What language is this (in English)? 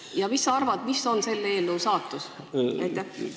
Estonian